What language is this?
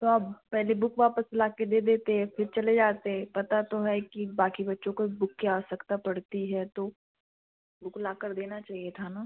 Hindi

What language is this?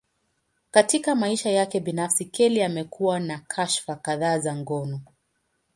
Swahili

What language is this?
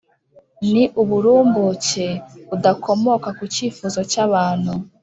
Kinyarwanda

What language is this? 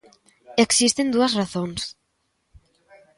Galician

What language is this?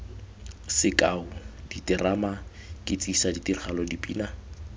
Tswana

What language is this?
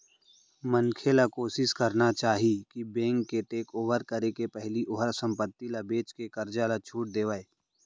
Chhattisgarhi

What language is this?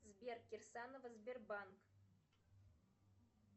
Russian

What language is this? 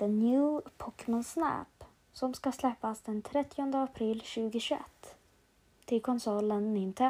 Swedish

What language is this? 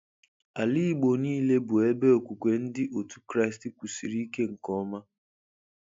Igbo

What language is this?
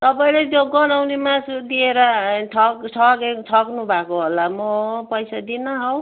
Nepali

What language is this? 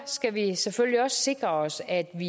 Danish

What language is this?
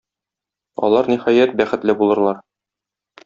Tatar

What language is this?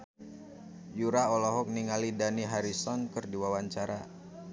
Sundanese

